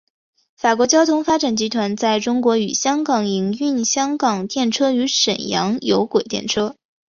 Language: Chinese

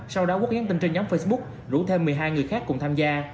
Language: Vietnamese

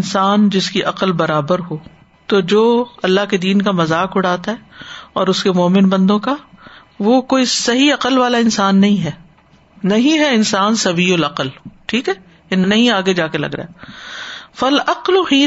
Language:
Urdu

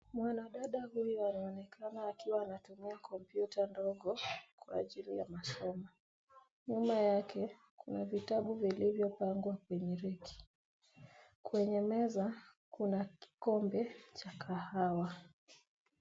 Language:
Swahili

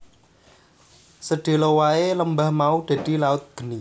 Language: Javanese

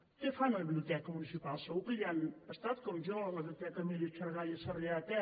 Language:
Catalan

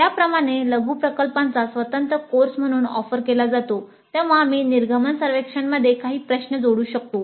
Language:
Marathi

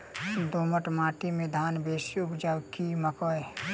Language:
Maithili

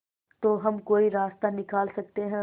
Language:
Hindi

